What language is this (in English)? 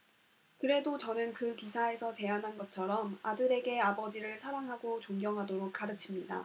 Korean